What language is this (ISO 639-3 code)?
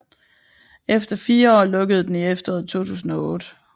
dan